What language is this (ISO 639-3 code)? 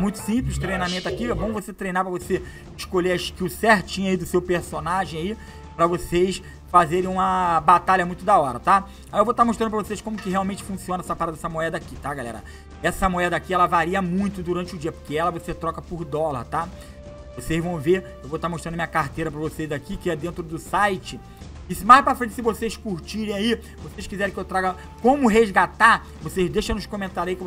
por